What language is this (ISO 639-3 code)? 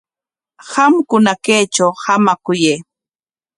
qwa